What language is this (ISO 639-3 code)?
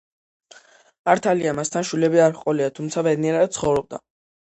kat